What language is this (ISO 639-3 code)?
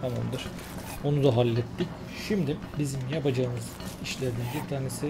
tur